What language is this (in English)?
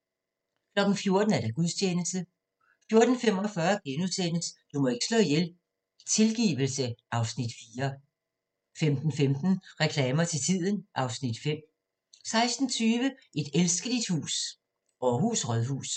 Danish